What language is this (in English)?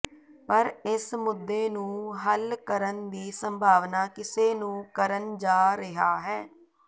Punjabi